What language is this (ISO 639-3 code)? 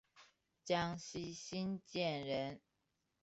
zho